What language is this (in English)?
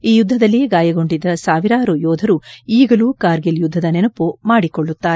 Kannada